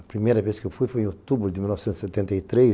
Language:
Portuguese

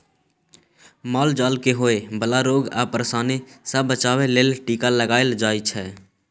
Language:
Maithili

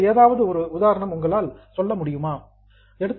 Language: Tamil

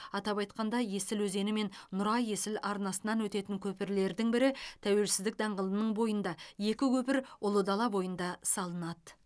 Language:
Kazakh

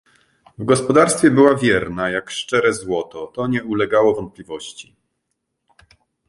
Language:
Polish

